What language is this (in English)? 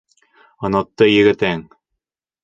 Bashkir